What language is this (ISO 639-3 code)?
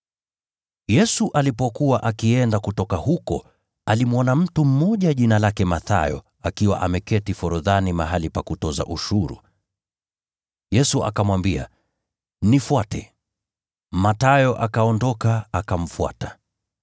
swa